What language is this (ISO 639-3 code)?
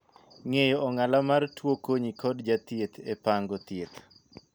luo